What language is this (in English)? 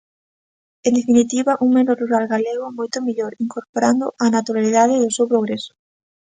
Galician